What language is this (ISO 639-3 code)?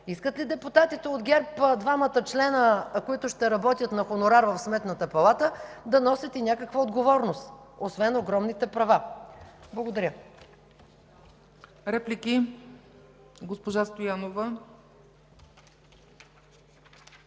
bul